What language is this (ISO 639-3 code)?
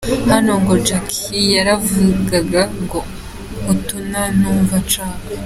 kin